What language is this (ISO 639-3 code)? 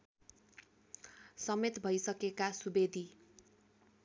nep